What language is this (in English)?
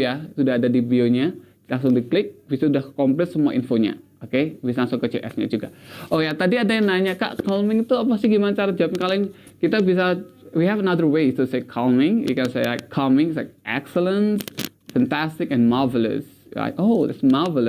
Indonesian